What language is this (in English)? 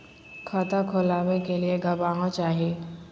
Magahi